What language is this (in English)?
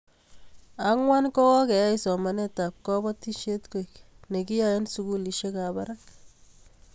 Kalenjin